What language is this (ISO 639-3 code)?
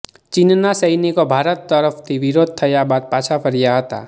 guj